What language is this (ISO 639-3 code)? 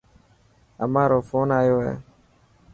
mki